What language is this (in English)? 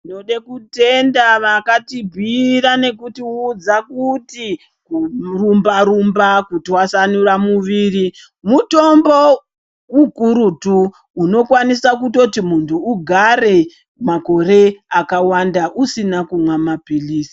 Ndau